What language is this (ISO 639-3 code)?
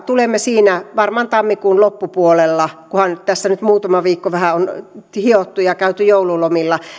fin